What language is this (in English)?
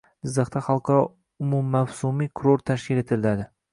Uzbek